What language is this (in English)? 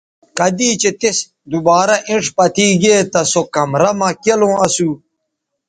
Bateri